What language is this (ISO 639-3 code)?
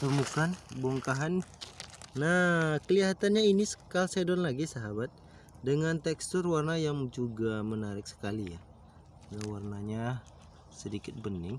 ind